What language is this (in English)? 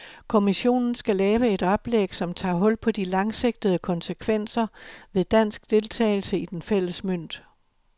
Danish